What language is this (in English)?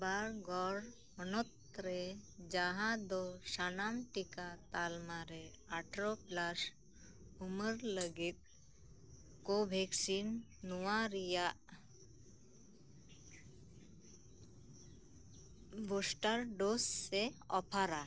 Santali